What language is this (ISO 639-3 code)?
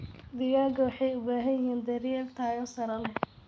som